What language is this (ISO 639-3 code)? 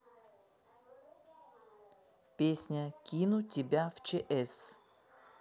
rus